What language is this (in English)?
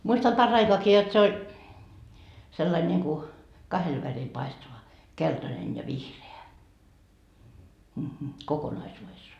Finnish